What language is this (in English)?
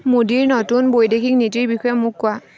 Assamese